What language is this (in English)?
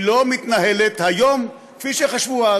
Hebrew